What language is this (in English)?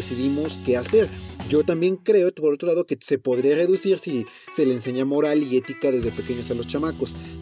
Spanish